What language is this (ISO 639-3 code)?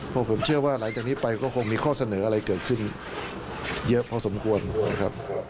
tha